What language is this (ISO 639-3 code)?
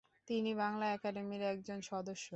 ben